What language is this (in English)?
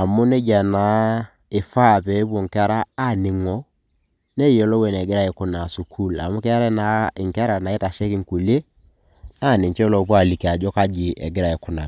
Masai